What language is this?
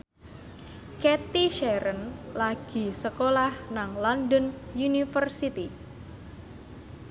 Javanese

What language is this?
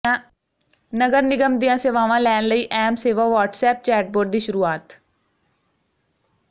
Punjabi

